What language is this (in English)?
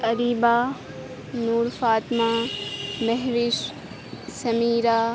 Urdu